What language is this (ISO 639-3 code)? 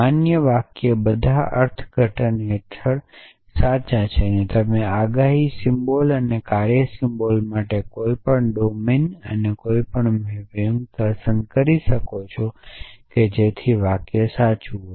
guj